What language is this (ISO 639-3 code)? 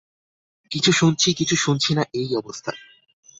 ben